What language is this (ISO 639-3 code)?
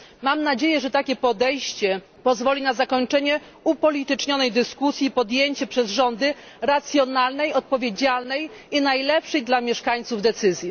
pol